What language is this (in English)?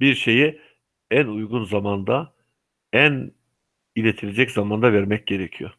Turkish